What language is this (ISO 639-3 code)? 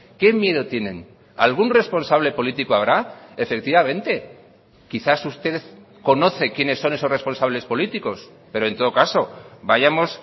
spa